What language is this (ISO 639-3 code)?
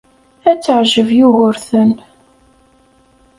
kab